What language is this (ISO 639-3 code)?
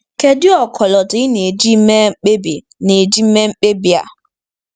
ibo